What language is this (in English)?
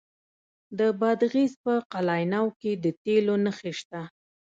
Pashto